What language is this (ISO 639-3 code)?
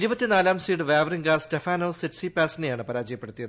mal